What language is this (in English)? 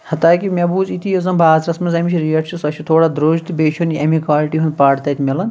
Kashmiri